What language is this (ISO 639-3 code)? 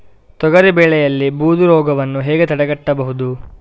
kan